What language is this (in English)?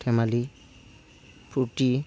Assamese